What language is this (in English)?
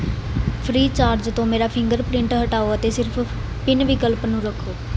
Punjabi